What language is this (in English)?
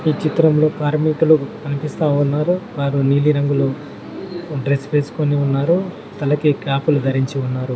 Telugu